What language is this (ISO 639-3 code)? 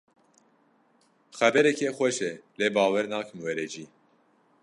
kur